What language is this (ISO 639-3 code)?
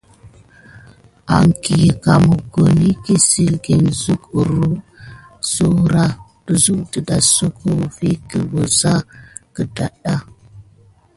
gid